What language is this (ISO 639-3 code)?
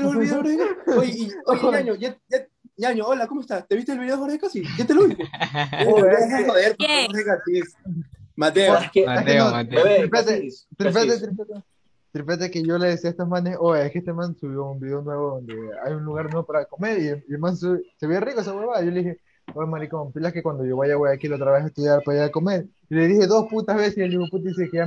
spa